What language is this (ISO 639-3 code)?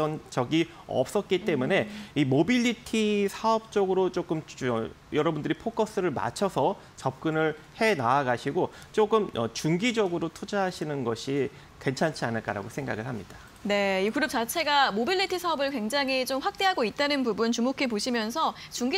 kor